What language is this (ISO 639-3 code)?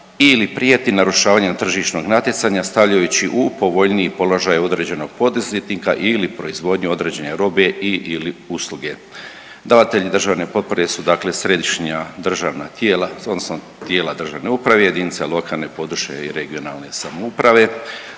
hrv